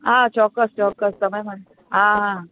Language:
Gujarati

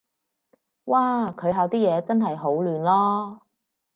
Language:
Cantonese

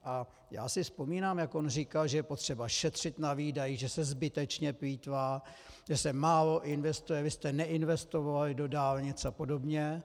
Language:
Czech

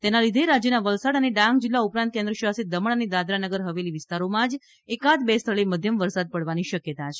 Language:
Gujarati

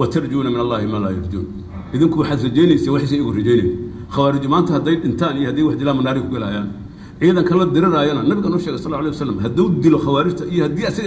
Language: Arabic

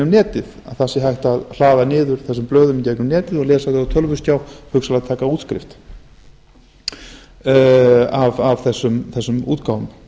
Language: Icelandic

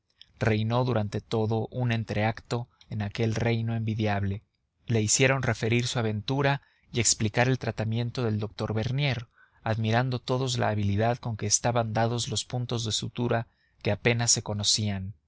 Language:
Spanish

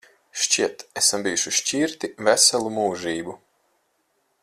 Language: Latvian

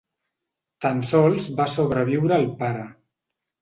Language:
Catalan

